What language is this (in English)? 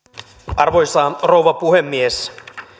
Finnish